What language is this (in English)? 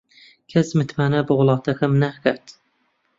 Central Kurdish